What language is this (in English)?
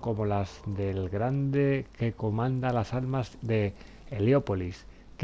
Spanish